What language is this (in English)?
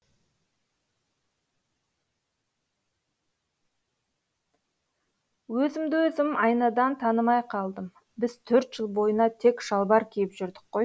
Kazakh